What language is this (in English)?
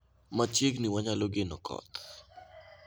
Luo (Kenya and Tanzania)